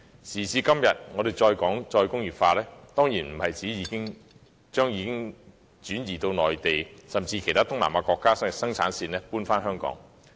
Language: Cantonese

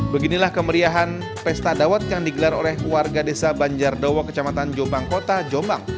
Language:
Indonesian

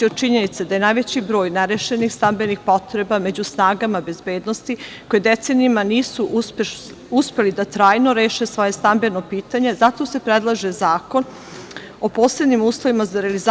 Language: Serbian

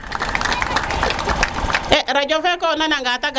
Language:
Serer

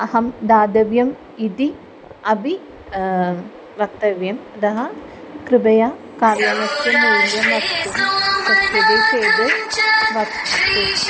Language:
Sanskrit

